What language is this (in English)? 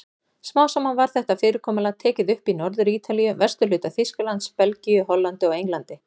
Icelandic